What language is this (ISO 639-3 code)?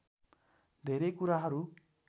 nep